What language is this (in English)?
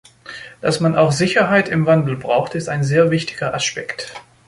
German